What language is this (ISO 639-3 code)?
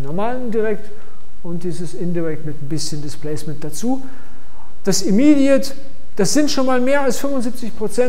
deu